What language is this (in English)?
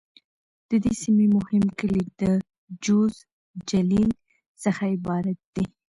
Pashto